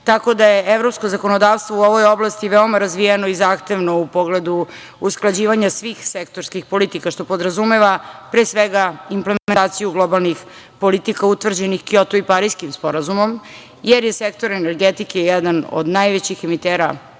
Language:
Serbian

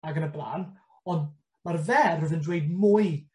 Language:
Welsh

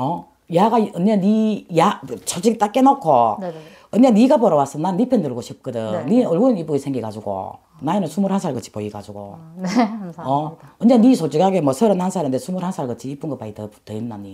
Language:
Korean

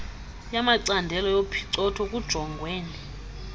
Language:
Xhosa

